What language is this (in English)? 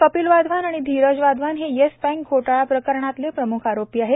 Marathi